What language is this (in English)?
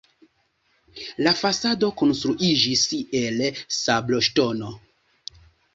Esperanto